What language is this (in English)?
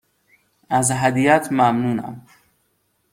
Persian